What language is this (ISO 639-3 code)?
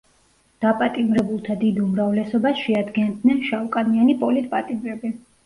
kat